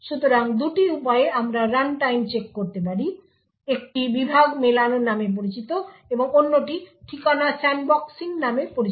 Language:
Bangla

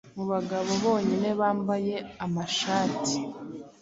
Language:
Kinyarwanda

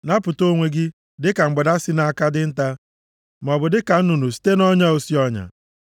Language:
Igbo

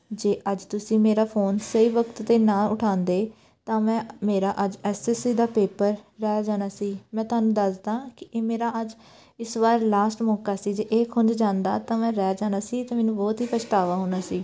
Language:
Punjabi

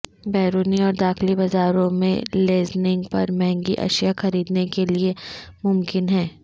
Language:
Urdu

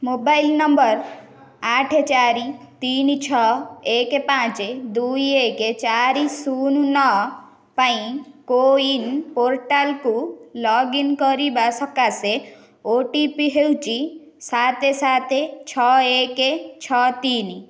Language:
Odia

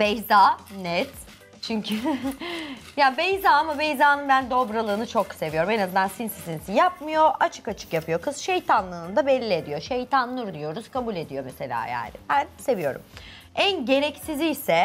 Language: Turkish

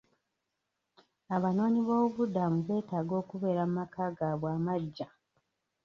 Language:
Ganda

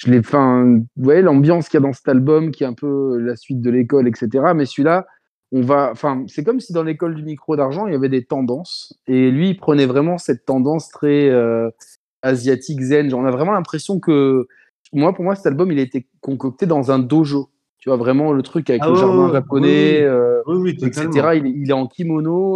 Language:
French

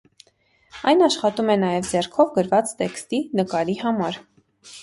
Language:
Armenian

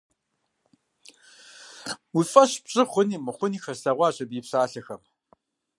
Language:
Kabardian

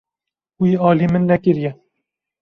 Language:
Kurdish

